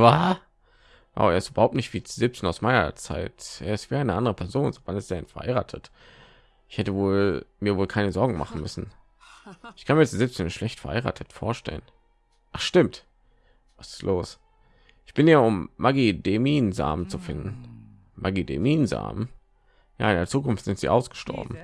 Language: German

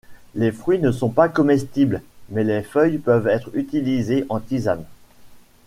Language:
French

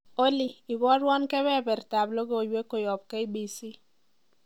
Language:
Kalenjin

